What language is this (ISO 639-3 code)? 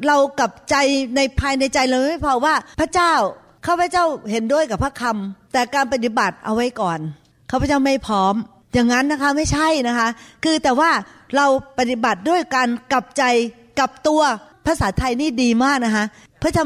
tha